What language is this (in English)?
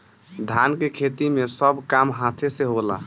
Bhojpuri